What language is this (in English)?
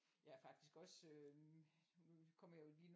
Danish